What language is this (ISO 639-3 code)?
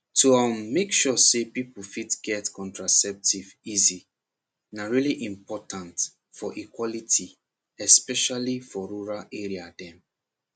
pcm